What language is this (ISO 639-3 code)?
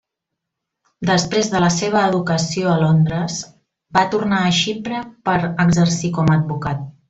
cat